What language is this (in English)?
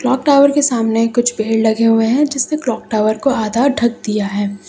Hindi